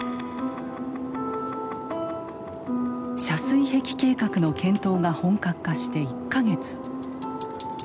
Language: Japanese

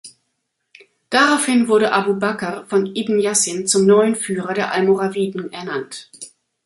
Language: German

